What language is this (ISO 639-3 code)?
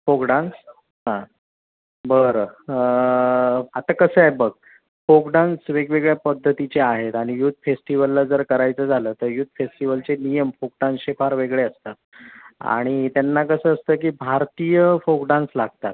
mar